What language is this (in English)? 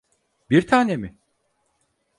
Turkish